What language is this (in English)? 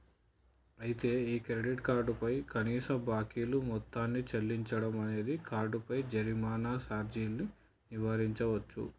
Telugu